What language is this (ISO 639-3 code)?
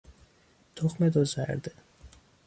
fas